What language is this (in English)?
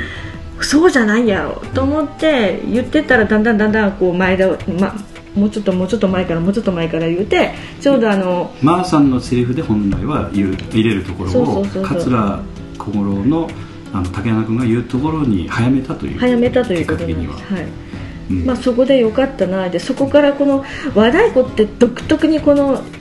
Japanese